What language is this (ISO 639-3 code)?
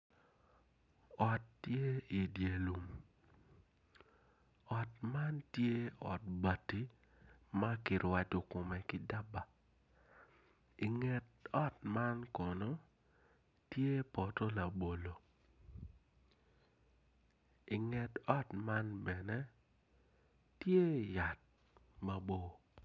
ach